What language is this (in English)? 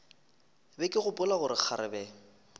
Northern Sotho